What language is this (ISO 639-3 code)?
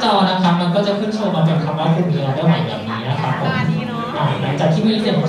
tha